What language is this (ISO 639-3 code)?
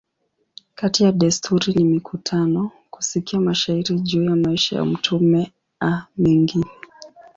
swa